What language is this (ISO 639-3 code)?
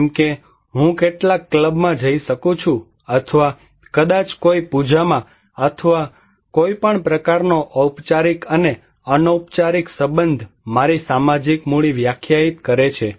guj